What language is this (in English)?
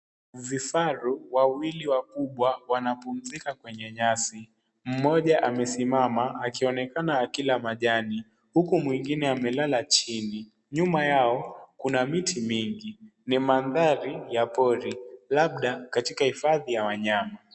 Swahili